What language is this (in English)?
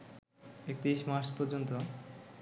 Bangla